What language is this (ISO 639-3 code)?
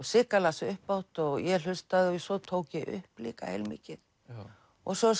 isl